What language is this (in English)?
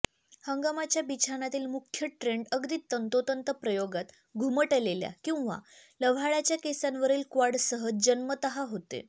Marathi